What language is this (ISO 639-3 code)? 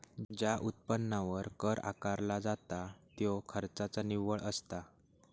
mar